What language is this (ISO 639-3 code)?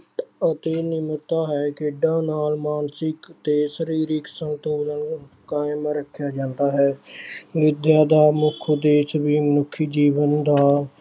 pan